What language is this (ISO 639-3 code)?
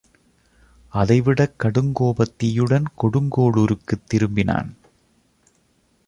tam